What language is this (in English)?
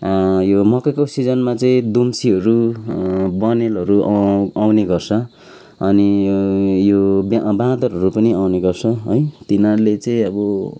Nepali